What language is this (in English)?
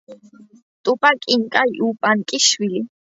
Georgian